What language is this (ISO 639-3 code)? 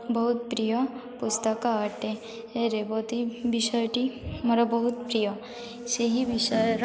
ori